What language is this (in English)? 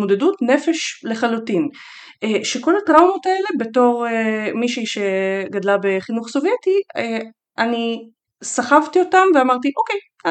Hebrew